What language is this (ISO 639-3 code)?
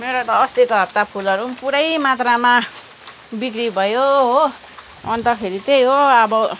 nep